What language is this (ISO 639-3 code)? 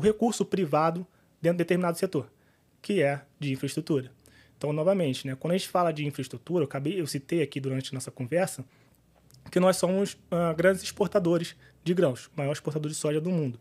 por